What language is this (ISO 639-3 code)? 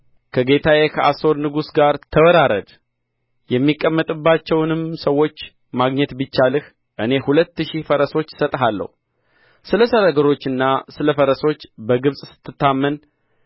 amh